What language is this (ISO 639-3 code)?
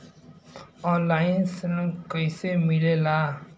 bho